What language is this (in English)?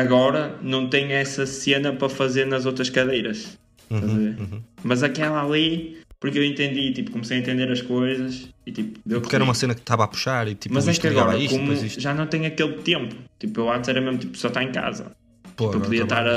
Portuguese